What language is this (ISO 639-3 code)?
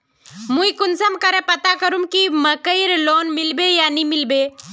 mag